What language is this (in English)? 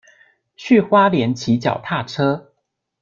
Chinese